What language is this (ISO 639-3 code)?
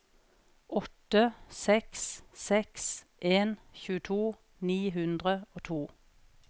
nor